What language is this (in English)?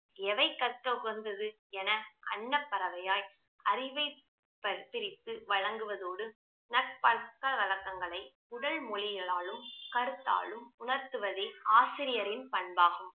Tamil